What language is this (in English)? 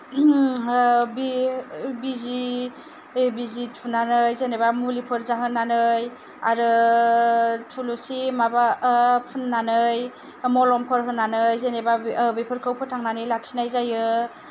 Bodo